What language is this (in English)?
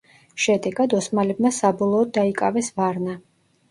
Georgian